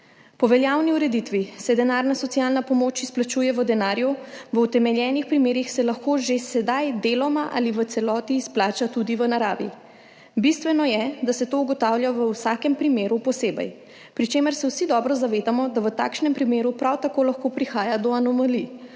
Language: Slovenian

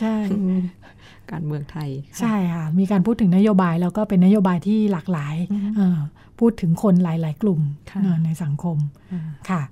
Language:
Thai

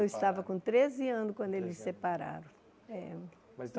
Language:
Portuguese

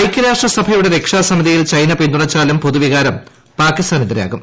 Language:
Malayalam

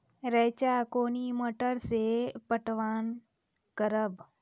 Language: Maithili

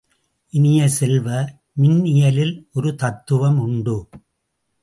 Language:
Tamil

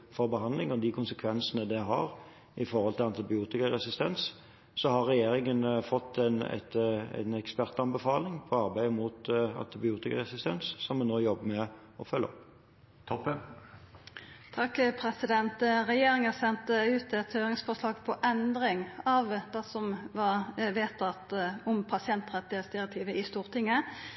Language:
Norwegian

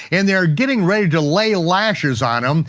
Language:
English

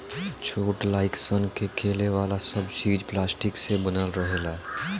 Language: Bhojpuri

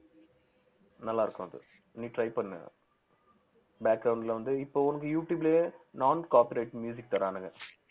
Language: Tamil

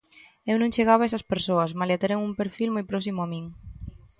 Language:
Galician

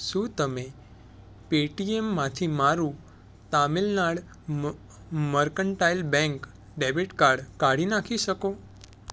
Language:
Gujarati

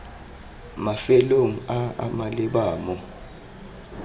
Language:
Tswana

